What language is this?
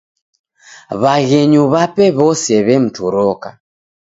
Taita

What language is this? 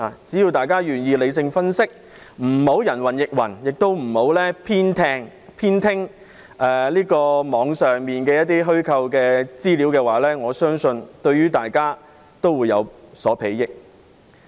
Cantonese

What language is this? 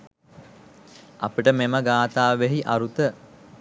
Sinhala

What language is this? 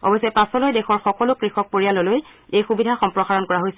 Assamese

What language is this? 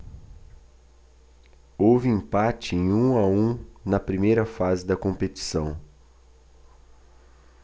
Portuguese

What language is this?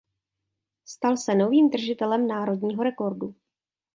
Czech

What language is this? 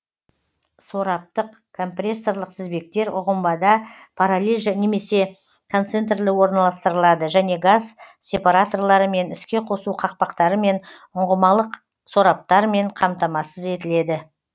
Kazakh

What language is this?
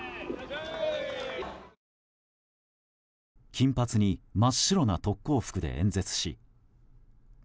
Japanese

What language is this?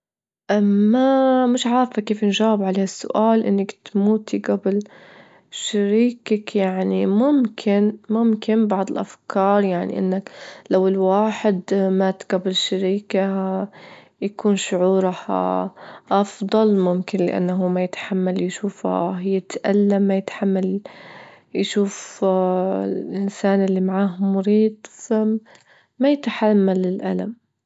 Libyan Arabic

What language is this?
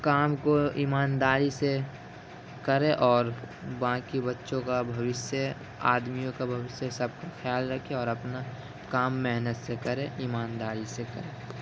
Urdu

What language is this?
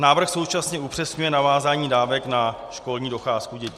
Czech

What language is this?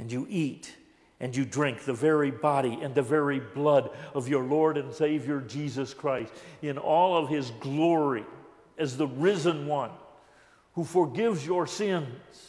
English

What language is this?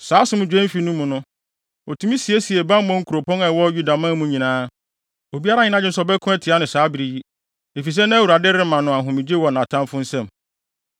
Akan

